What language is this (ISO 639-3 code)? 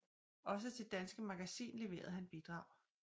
dan